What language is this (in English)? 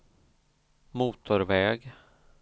Swedish